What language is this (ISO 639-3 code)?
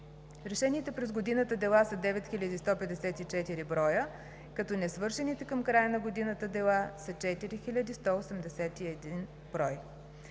bul